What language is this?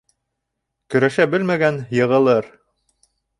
Bashkir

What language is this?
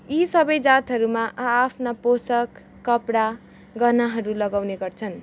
Nepali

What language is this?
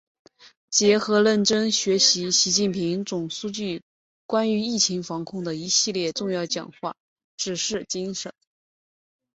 Chinese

